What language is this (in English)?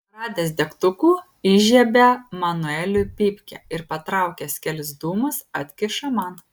Lithuanian